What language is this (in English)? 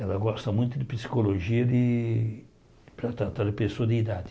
Portuguese